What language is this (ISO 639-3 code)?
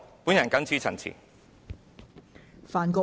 yue